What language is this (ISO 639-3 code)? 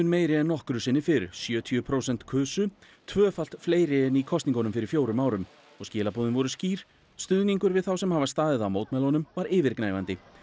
isl